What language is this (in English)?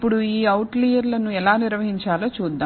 Telugu